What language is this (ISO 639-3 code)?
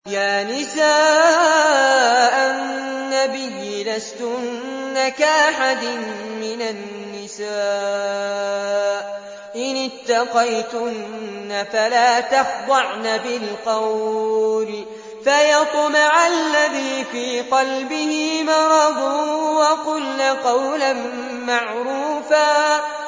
ara